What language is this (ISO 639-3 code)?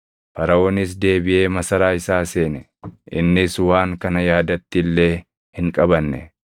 orm